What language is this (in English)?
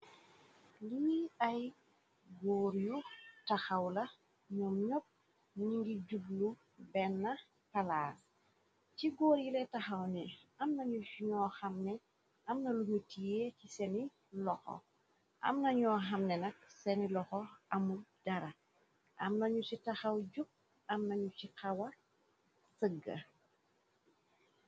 Wolof